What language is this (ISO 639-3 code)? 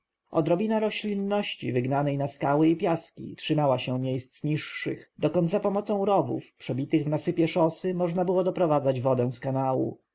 pol